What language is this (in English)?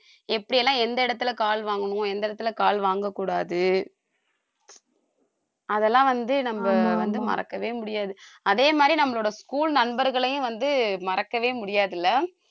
Tamil